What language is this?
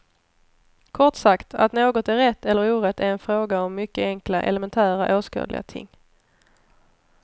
Swedish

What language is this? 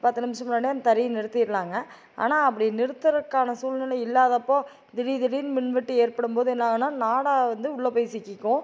Tamil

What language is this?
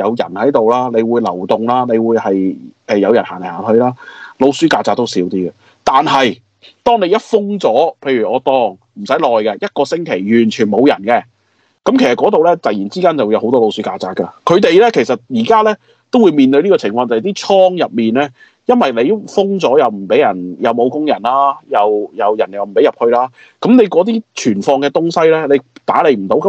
Chinese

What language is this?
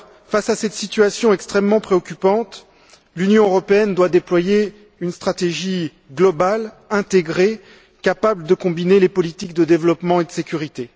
French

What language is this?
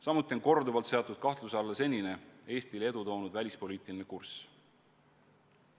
Estonian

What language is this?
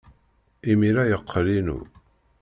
Kabyle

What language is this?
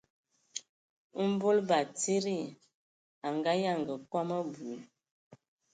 Ewondo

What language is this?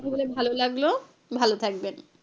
Bangla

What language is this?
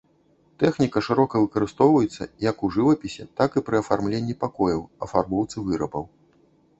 Belarusian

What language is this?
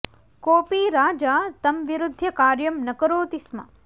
Sanskrit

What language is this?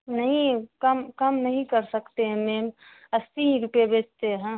Urdu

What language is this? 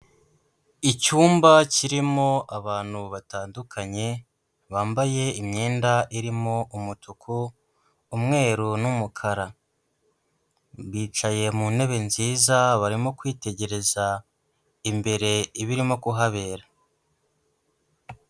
Kinyarwanda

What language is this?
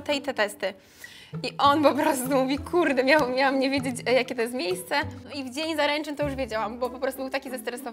Polish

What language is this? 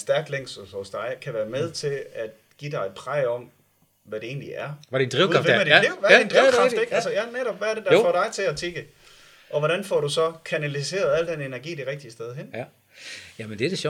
Danish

